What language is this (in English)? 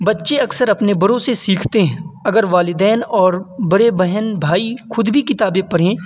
Urdu